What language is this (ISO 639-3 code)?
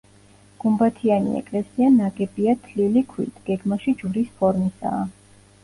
kat